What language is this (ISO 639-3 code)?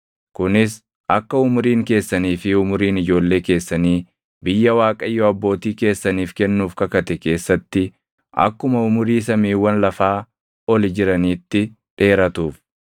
orm